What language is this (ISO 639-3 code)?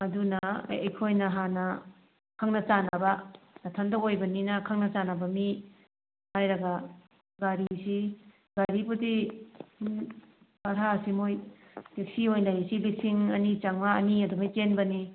mni